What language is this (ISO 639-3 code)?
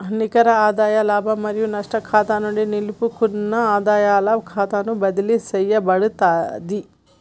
tel